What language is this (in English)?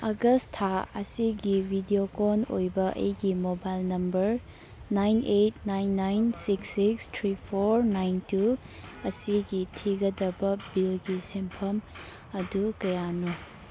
Manipuri